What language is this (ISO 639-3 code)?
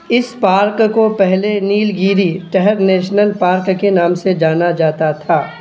urd